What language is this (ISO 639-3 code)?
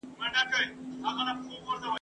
pus